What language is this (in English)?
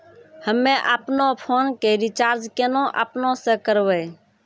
Maithili